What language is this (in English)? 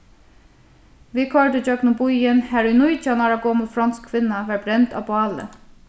Faroese